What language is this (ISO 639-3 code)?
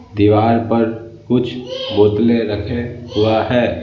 hin